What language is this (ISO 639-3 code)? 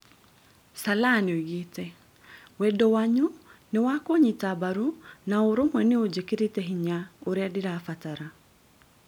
kik